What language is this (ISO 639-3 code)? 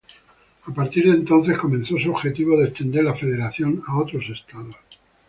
spa